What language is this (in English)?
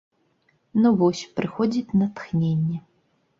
Belarusian